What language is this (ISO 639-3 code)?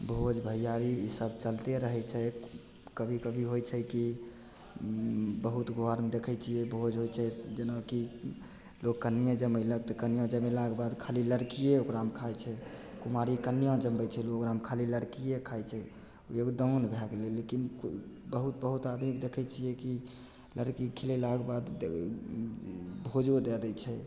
mai